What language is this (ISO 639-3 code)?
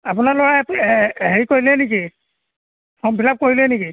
asm